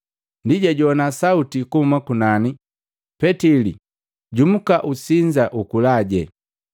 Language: Matengo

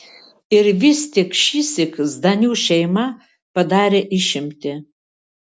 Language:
Lithuanian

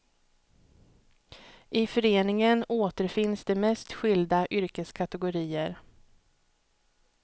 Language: Swedish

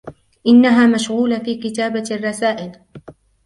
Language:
Arabic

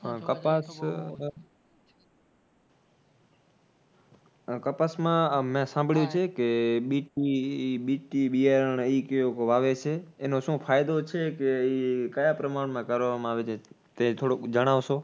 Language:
Gujarati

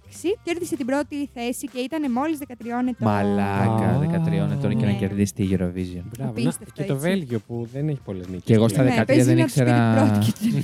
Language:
Greek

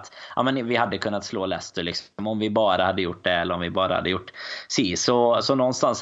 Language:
Swedish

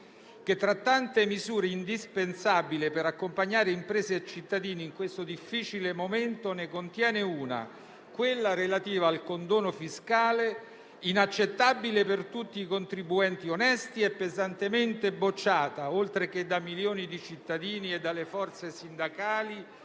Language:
Italian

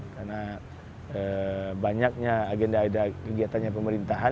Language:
Indonesian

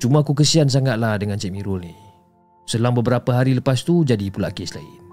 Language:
Malay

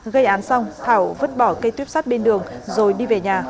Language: Vietnamese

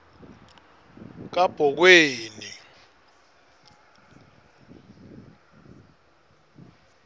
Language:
Swati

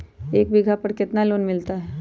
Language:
Magahi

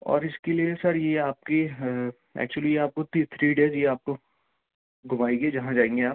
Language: Urdu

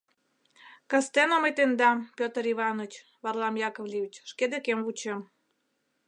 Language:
Mari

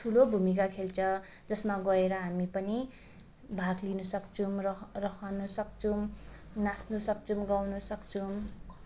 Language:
Nepali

